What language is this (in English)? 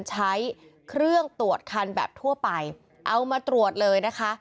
Thai